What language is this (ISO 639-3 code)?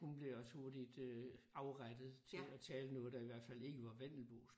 dan